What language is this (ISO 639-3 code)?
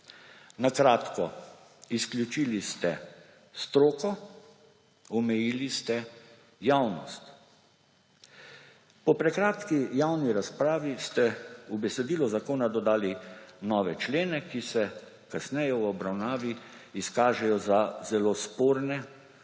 slv